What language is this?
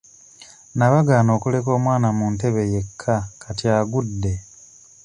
Ganda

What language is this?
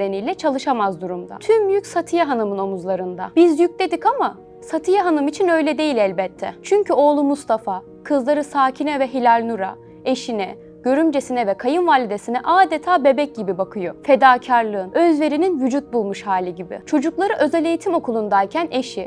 Turkish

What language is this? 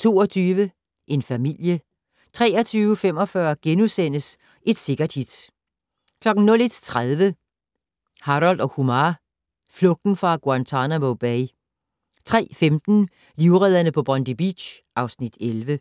Danish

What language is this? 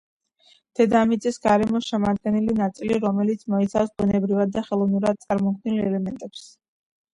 Georgian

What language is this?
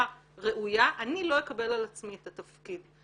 Hebrew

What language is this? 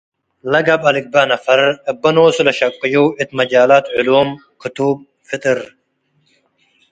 Tigre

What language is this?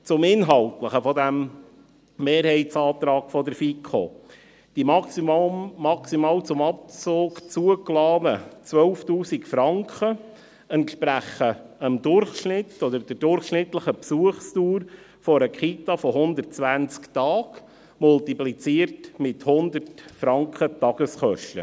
Swiss German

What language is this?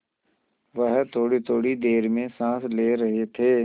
Hindi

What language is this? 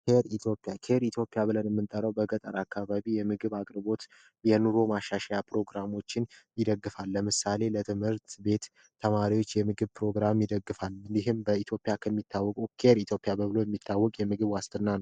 Amharic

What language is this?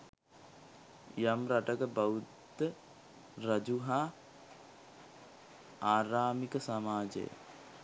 Sinhala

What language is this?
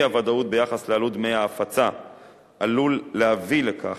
Hebrew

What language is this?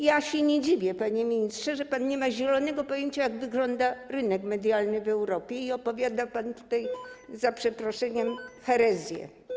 Polish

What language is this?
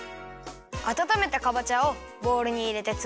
Japanese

